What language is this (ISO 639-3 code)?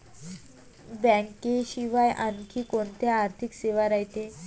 mar